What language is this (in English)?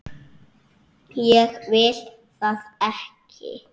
Icelandic